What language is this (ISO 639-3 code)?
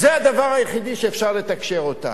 heb